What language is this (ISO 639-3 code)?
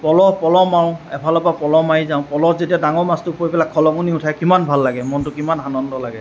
asm